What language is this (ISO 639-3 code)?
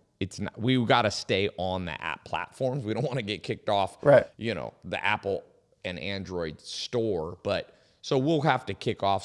eng